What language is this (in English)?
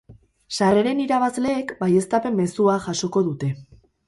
Basque